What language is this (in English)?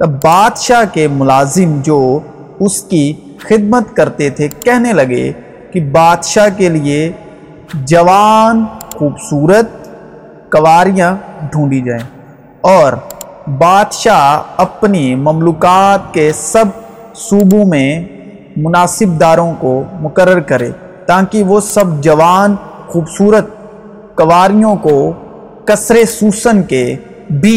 Urdu